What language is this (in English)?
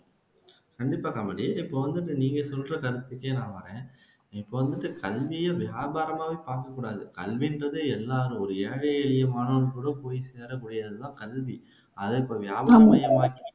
Tamil